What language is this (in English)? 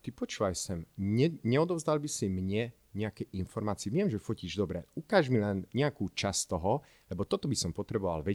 Slovak